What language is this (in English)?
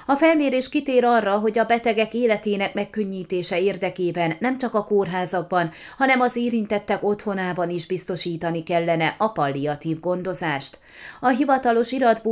Hungarian